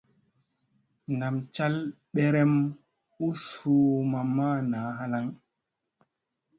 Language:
Musey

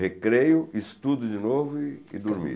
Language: Portuguese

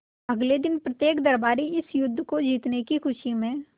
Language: Hindi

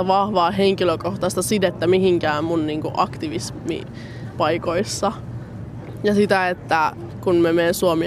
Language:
Finnish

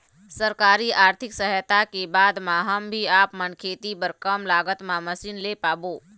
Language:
Chhattisgarhi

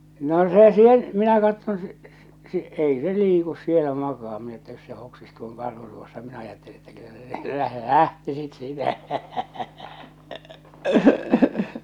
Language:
Finnish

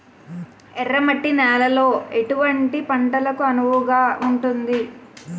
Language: Telugu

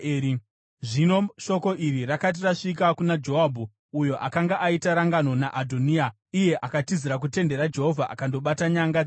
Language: Shona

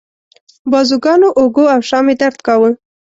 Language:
Pashto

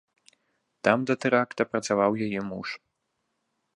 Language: Belarusian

